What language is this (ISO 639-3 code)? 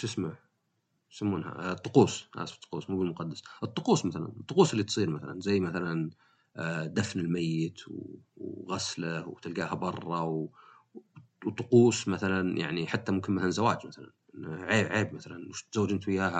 ara